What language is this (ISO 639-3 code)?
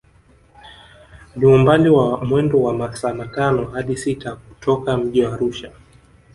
swa